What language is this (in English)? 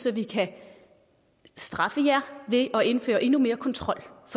Danish